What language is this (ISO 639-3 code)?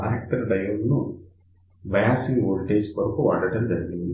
tel